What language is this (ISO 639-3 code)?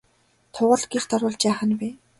mon